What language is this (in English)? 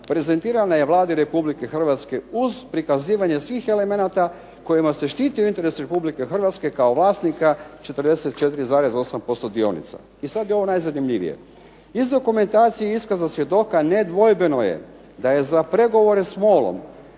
Croatian